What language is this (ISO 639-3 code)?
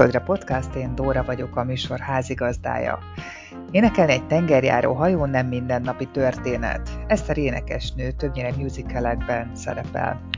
hun